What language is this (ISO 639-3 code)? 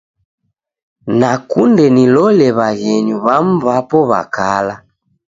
dav